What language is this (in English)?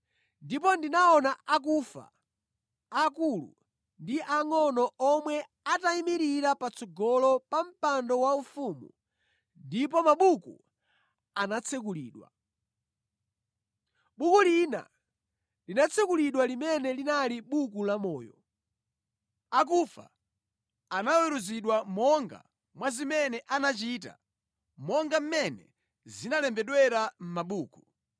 Nyanja